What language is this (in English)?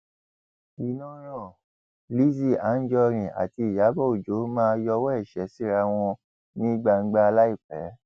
Yoruba